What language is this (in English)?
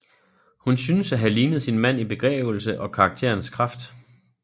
Danish